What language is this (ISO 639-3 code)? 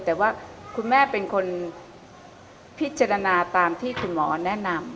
tha